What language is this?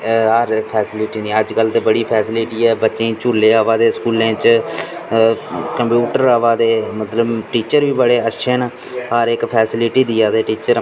Dogri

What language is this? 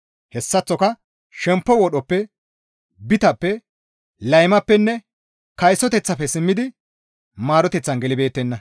Gamo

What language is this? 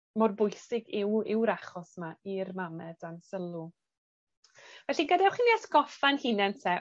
Welsh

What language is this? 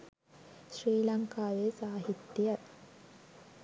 Sinhala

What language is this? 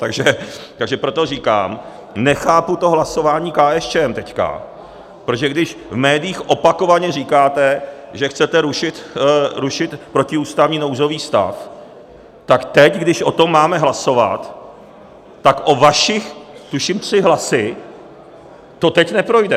Czech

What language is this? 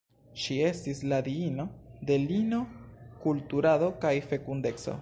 Esperanto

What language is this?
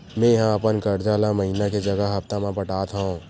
Chhattisgarhi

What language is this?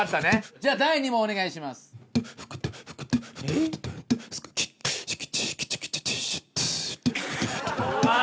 Japanese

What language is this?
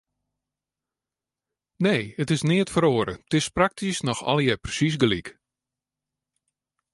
Western Frisian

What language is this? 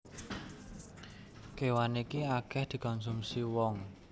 Javanese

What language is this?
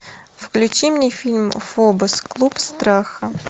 Russian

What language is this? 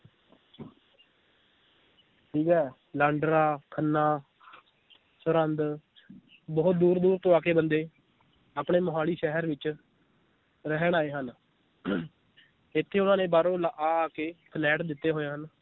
Punjabi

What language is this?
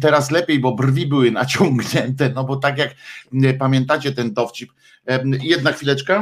Polish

